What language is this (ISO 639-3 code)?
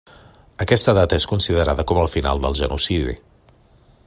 cat